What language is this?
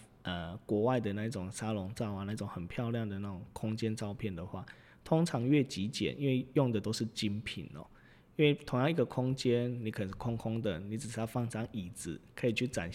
Chinese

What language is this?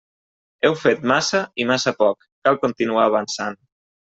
Catalan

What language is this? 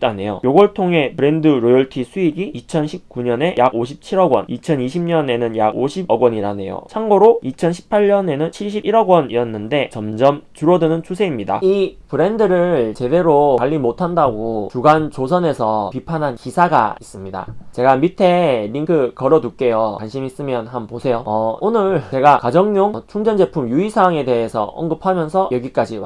Korean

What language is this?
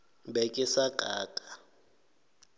Northern Sotho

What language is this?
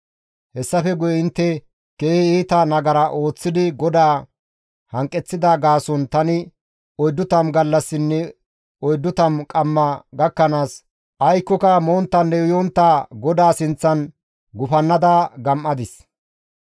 Gamo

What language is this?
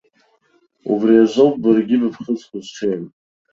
Abkhazian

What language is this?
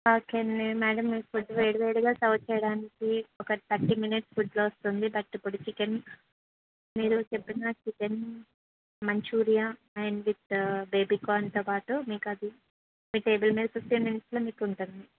Telugu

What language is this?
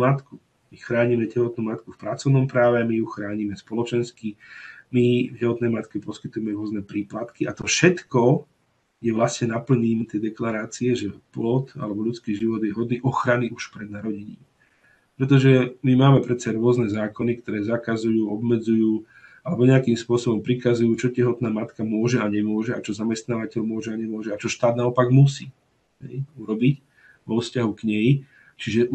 Slovak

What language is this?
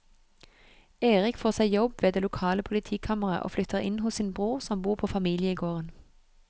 Norwegian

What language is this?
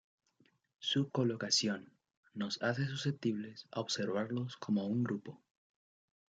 Spanish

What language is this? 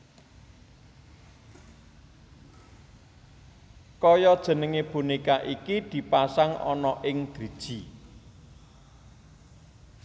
Javanese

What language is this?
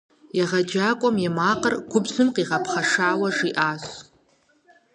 Kabardian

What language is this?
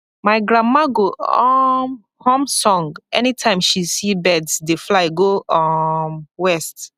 Nigerian Pidgin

